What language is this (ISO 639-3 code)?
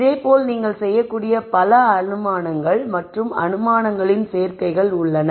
tam